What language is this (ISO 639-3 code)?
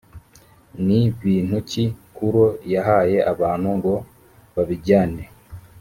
kin